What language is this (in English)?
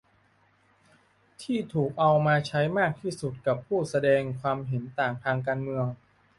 Thai